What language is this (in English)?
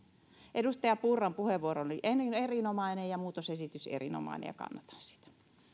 Finnish